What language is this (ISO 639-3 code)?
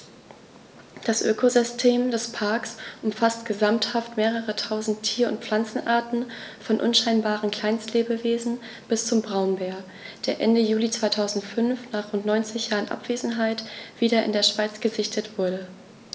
deu